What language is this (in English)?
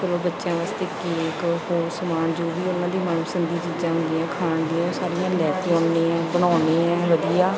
Punjabi